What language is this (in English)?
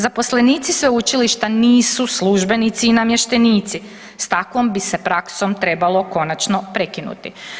Croatian